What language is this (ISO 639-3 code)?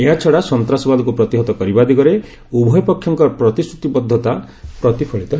ori